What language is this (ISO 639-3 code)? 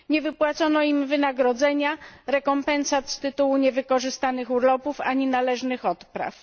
pol